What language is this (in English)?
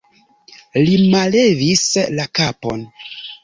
Esperanto